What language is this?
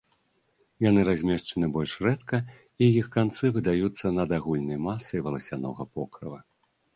Belarusian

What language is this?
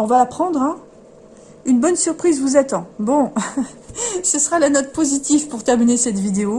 French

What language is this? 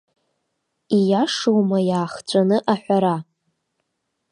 Abkhazian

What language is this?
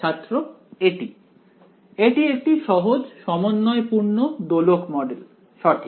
Bangla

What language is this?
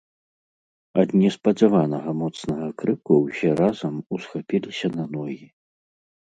Belarusian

